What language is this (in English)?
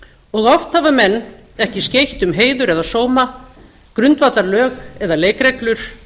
Icelandic